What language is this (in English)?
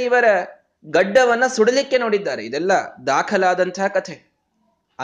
Kannada